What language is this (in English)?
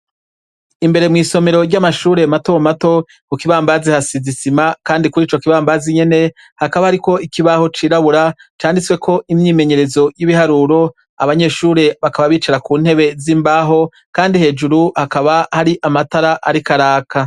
Rundi